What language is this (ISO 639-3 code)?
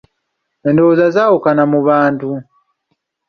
lug